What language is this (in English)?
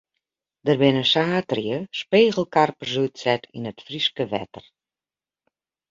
Western Frisian